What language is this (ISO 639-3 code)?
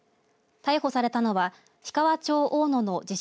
jpn